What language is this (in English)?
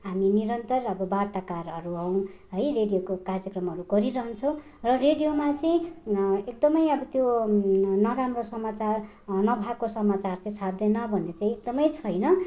Nepali